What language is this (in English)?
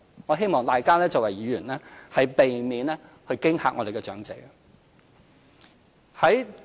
Cantonese